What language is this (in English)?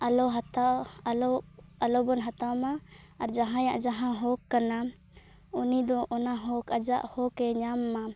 Santali